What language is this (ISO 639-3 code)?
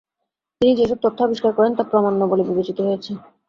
ben